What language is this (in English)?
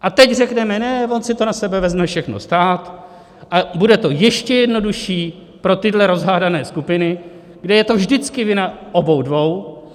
Czech